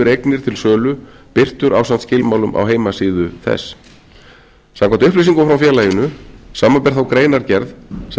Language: Icelandic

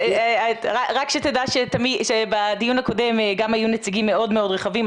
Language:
Hebrew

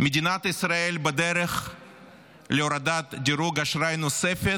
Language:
Hebrew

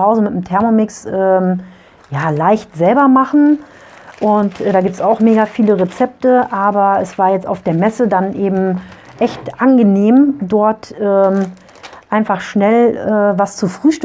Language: German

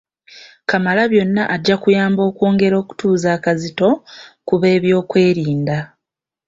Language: Ganda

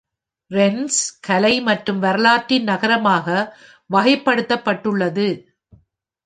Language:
Tamil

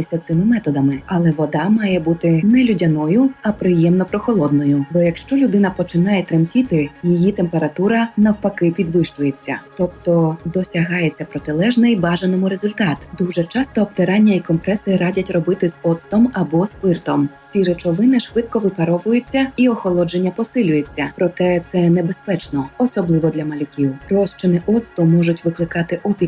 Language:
Ukrainian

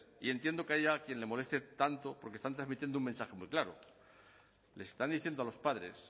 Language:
Spanish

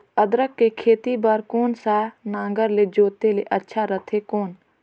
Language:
Chhattisgarhi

